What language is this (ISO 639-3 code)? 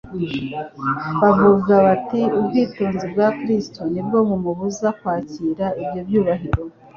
kin